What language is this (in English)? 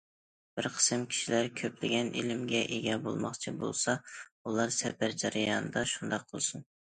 Uyghur